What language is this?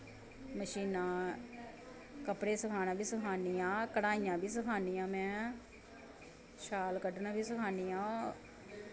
Dogri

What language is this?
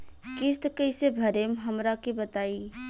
Bhojpuri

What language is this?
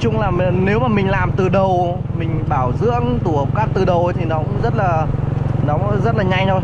Vietnamese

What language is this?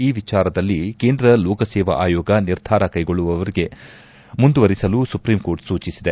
Kannada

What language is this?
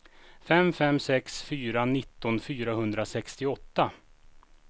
Swedish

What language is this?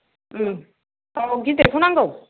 Bodo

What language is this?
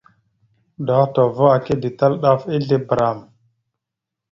Mada (Cameroon)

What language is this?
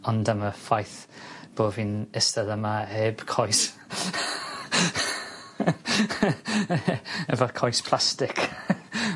Welsh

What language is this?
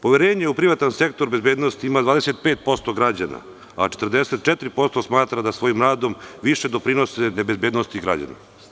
Serbian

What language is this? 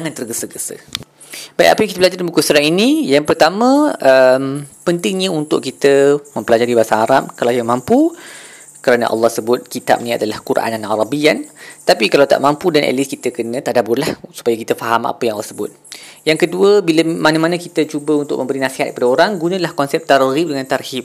Malay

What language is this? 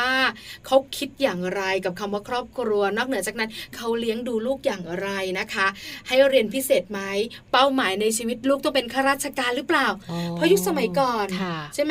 Thai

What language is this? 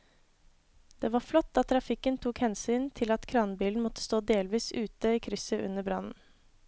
Norwegian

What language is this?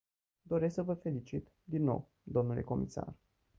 Romanian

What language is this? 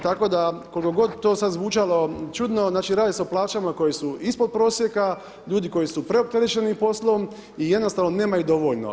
Croatian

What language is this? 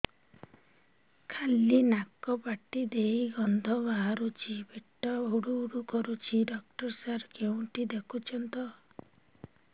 Odia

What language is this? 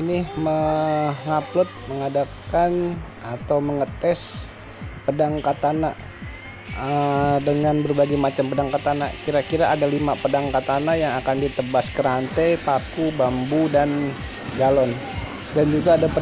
Indonesian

